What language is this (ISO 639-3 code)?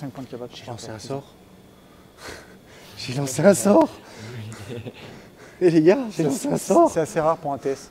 fra